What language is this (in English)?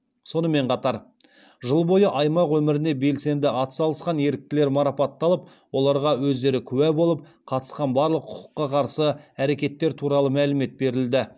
Kazakh